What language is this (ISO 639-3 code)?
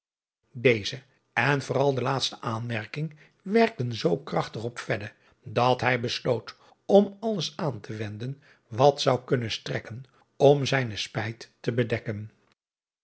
nld